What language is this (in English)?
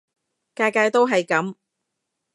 Cantonese